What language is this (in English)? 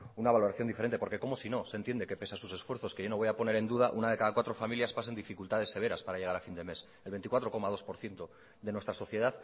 Spanish